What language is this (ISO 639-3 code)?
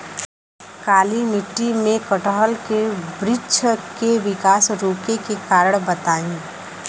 bho